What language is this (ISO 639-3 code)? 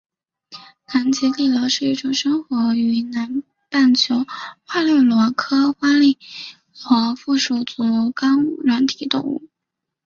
zho